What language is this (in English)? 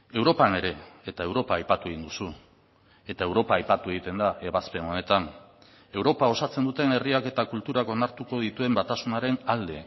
Basque